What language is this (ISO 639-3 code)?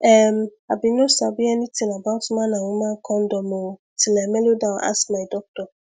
pcm